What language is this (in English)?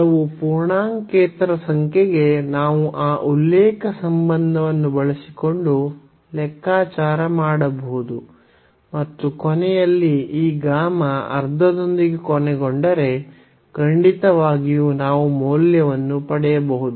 Kannada